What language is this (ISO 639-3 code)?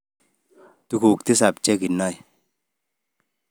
kln